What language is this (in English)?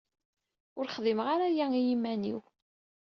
Kabyle